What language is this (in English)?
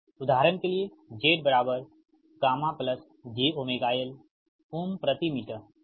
Hindi